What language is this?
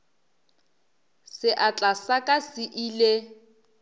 Northern Sotho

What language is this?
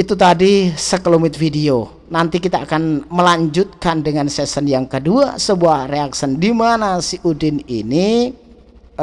Indonesian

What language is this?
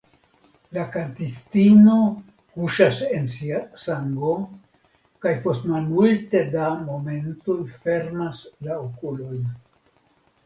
Esperanto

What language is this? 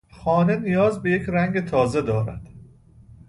Persian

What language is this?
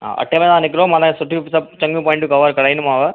Sindhi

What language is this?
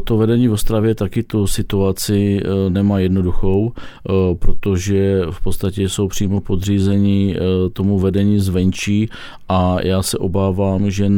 Czech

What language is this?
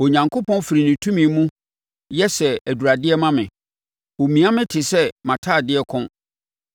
Akan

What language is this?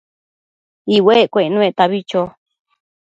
Matsés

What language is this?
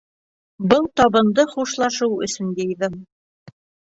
Bashkir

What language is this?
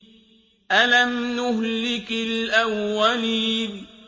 Arabic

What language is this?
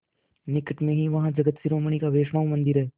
Hindi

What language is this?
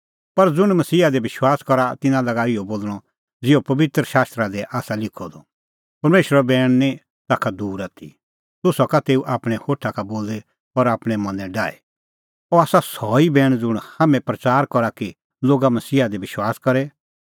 Kullu Pahari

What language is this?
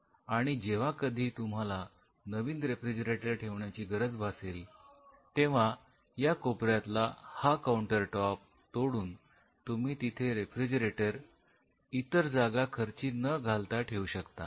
Marathi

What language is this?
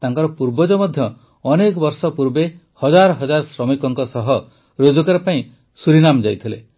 Odia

